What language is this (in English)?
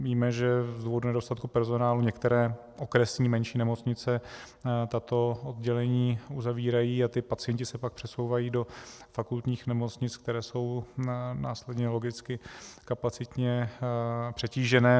Czech